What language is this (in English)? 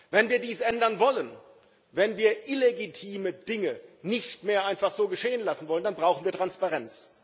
German